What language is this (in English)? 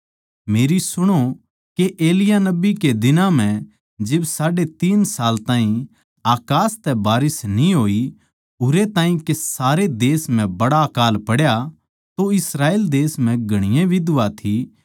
Haryanvi